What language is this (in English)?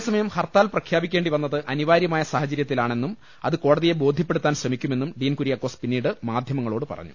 Malayalam